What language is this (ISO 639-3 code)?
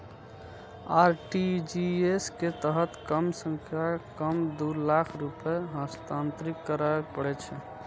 mai